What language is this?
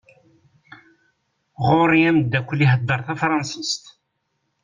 Kabyle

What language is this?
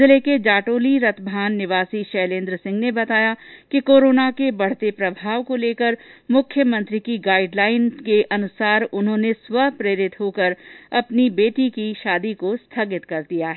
Hindi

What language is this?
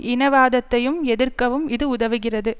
Tamil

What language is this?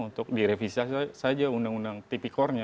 Indonesian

